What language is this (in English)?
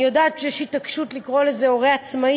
Hebrew